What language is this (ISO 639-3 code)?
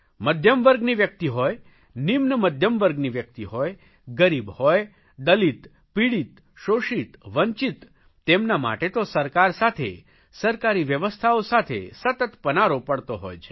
guj